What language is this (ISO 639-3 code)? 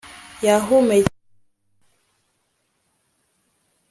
kin